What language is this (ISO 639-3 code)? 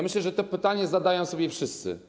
pol